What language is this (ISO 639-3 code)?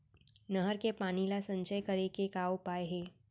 hne